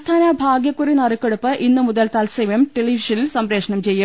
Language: Malayalam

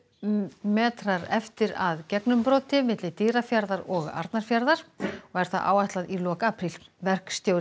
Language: Icelandic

